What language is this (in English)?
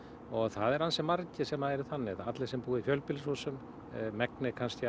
Icelandic